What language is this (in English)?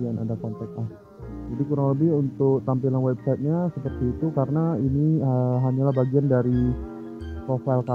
Indonesian